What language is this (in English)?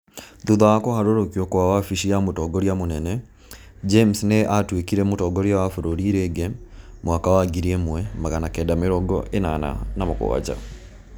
Kikuyu